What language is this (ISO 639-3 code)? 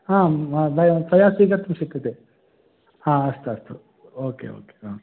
san